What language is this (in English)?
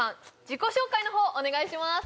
Japanese